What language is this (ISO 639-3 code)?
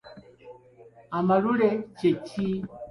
lug